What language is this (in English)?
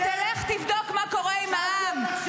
Hebrew